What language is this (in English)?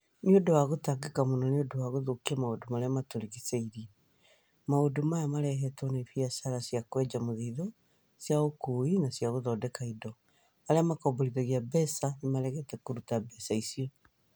Kikuyu